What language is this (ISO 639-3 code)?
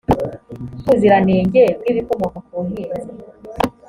kin